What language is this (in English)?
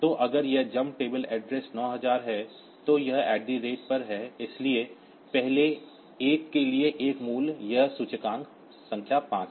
Hindi